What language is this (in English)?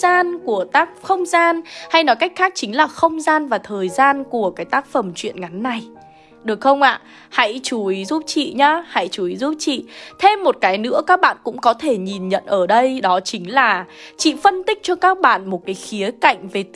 Vietnamese